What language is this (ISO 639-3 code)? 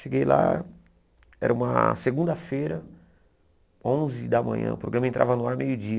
por